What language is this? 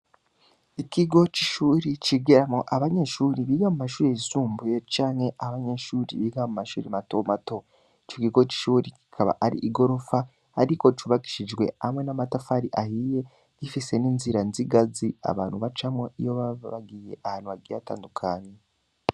Rundi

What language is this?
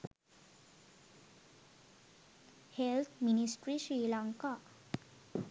Sinhala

